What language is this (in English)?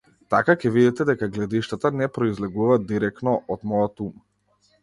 Macedonian